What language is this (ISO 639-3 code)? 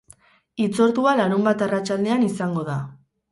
eus